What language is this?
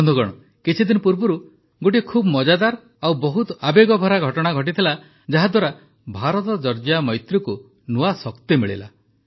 Odia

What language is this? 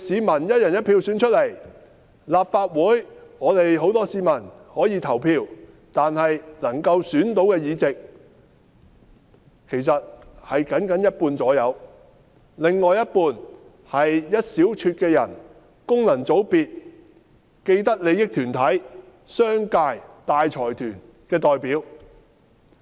Cantonese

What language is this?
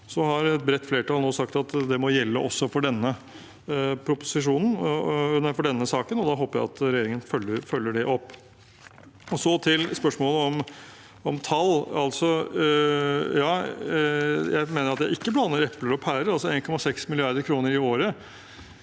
Norwegian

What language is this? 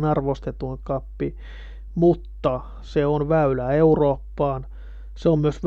Finnish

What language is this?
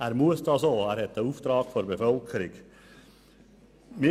Swiss German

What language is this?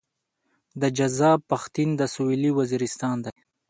Pashto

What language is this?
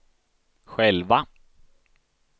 Swedish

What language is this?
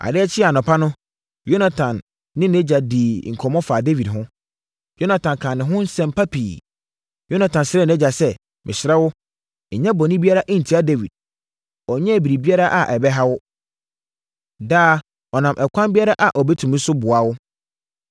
Akan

